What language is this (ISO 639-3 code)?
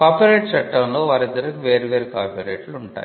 tel